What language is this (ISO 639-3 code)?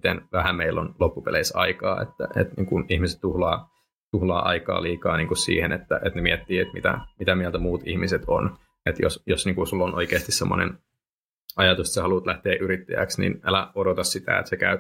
fin